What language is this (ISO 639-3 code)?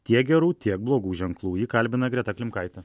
lit